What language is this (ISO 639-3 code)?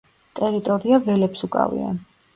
kat